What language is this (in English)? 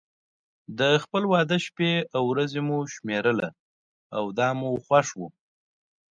Pashto